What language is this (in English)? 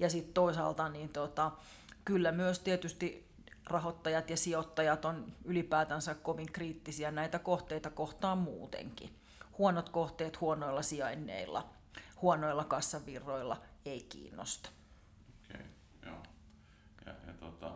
Finnish